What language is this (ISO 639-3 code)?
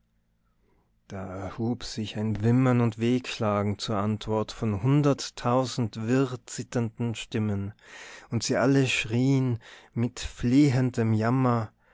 deu